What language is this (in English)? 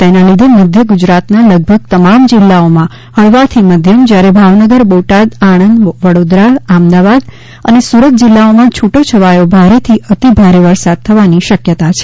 Gujarati